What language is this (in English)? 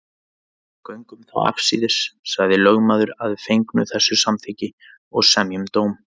Icelandic